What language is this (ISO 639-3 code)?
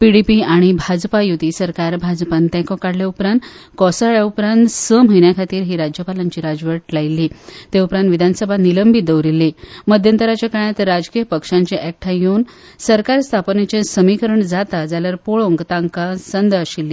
kok